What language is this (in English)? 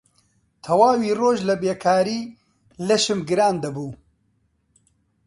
Central Kurdish